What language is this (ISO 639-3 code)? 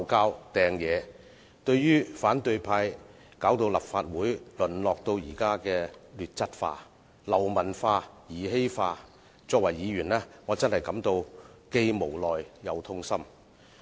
yue